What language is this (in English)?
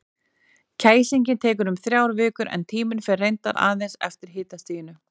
Icelandic